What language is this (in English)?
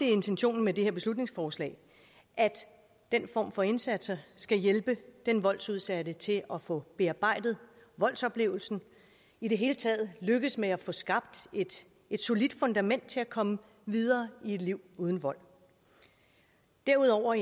Danish